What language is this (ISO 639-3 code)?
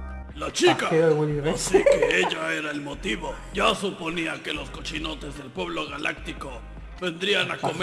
spa